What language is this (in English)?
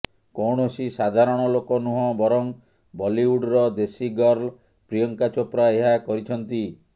Odia